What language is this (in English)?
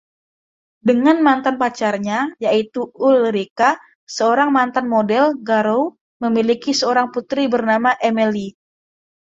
Indonesian